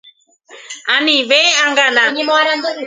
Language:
Guarani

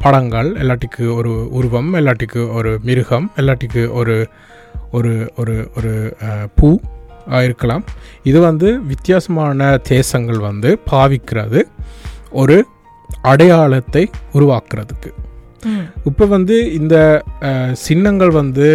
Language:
Tamil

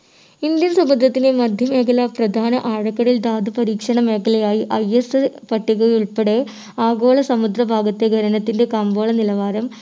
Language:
Malayalam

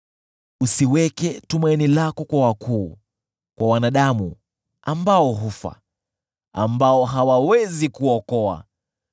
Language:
Swahili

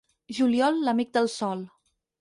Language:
Catalan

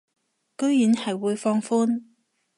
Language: Cantonese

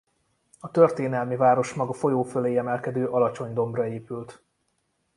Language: Hungarian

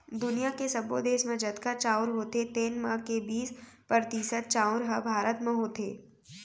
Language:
Chhattisgarhi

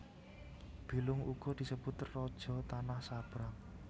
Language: Javanese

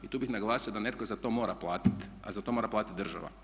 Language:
Croatian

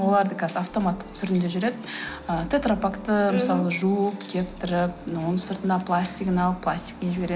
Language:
Kazakh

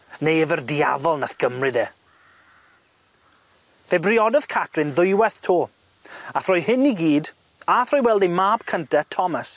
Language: Welsh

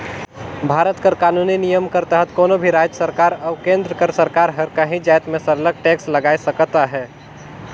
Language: Chhattisgarhi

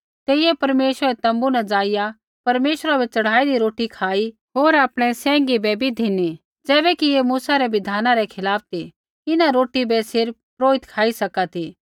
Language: Kullu Pahari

